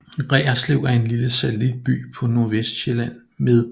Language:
Danish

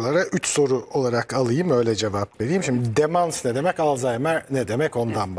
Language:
Turkish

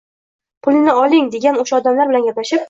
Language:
Uzbek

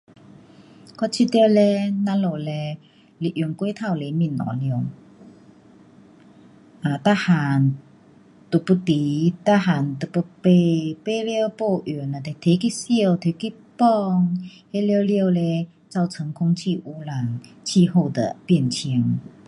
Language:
Pu-Xian Chinese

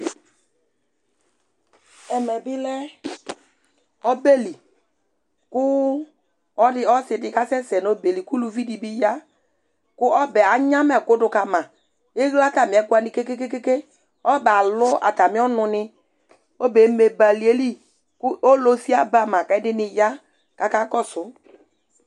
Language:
Ikposo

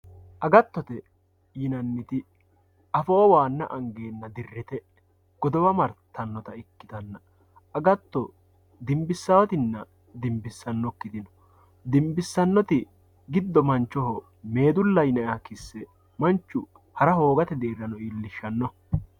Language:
Sidamo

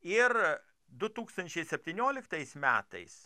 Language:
Lithuanian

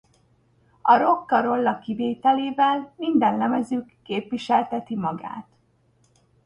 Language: Hungarian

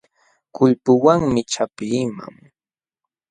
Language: Jauja Wanca Quechua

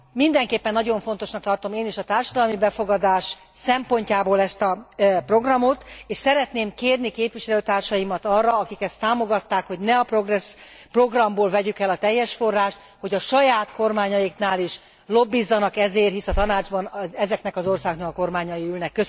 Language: Hungarian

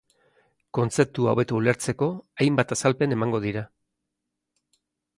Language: Basque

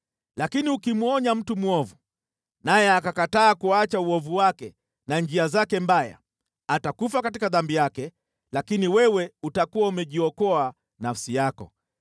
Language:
Swahili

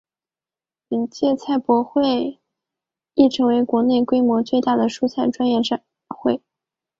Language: Chinese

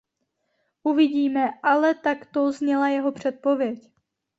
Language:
Czech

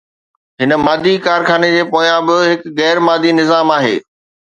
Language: Sindhi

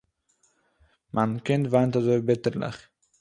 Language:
Yiddish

